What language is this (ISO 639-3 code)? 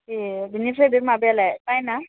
brx